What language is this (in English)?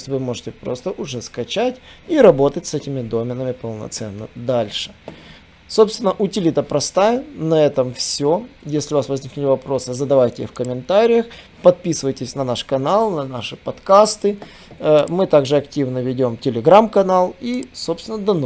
Russian